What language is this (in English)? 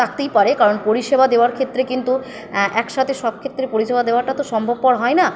Bangla